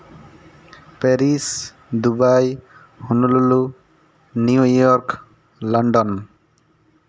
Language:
Santali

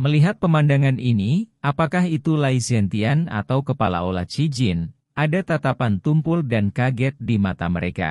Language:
Indonesian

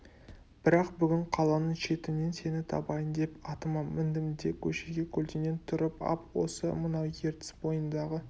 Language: Kazakh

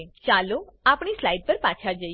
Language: Gujarati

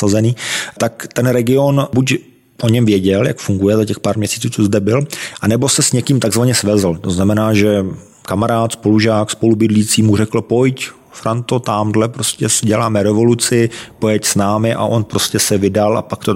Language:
Czech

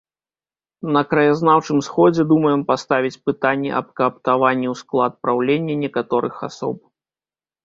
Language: Belarusian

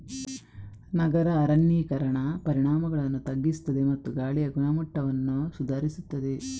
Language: Kannada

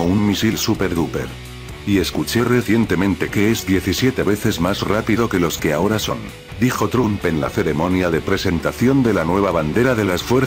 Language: Spanish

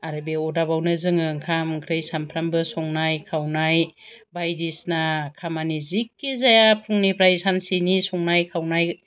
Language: Bodo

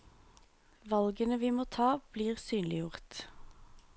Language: Norwegian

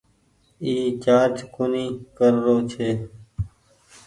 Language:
Goaria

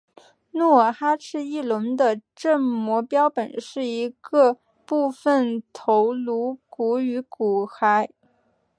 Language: Chinese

